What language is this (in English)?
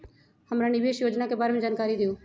Magahi